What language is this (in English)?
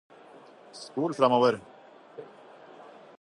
Norwegian Bokmål